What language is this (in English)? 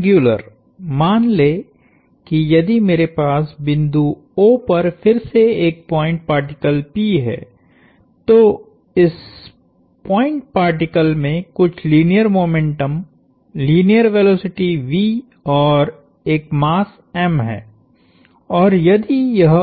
Hindi